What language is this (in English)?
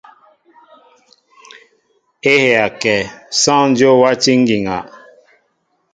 Mbo (Cameroon)